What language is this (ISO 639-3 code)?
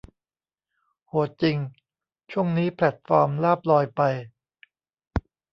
tha